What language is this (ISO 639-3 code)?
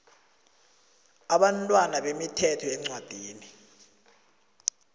nbl